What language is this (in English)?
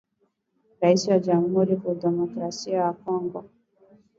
Swahili